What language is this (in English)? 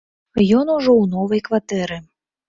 Belarusian